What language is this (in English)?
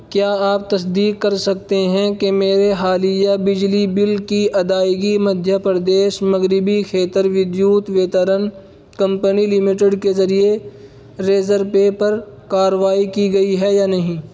Urdu